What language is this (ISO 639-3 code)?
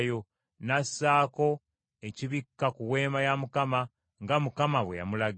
lug